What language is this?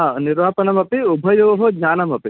Sanskrit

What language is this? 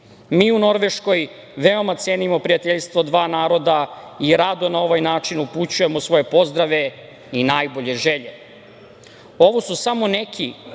Serbian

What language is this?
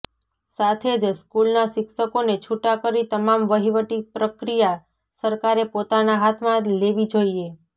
Gujarati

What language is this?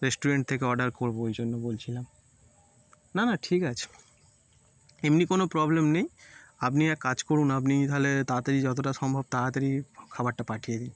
Bangla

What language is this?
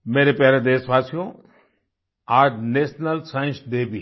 Hindi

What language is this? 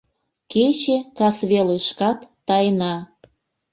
Mari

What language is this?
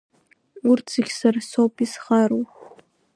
Abkhazian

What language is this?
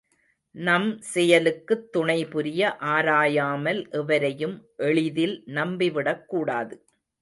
Tamil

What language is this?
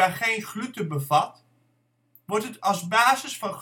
Dutch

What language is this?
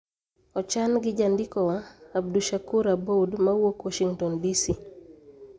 Luo (Kenya and Tanzania)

